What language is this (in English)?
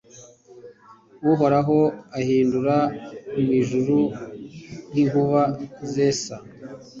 Kinyarwanda